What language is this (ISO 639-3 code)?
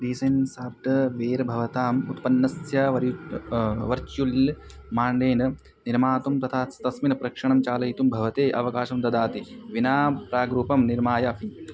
san